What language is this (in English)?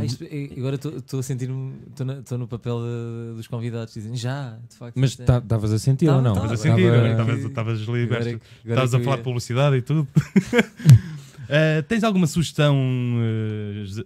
Portuguese